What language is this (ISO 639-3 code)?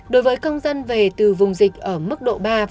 vie